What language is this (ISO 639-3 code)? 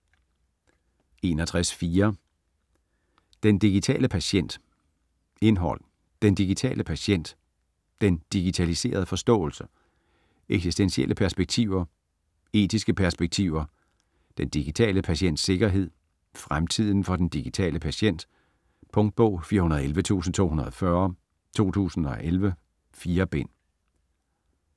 dan